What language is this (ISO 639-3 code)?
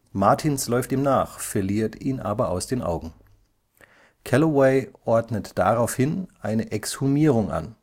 deu